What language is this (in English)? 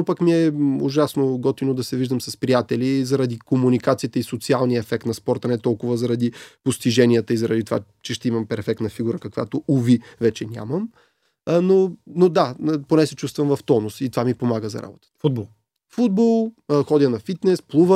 Bulgarian